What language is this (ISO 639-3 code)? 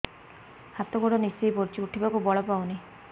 ori